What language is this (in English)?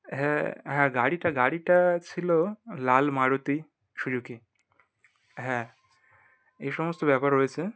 Bangla